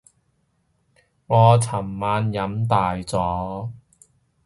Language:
Cantonese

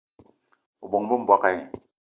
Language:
Eton (Cameroon)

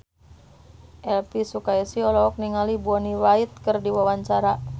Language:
Sundanese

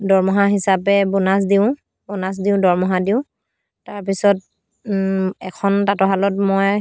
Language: Assamese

